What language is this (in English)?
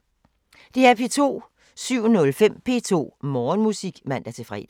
Danish